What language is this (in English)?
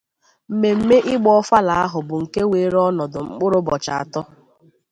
Igbo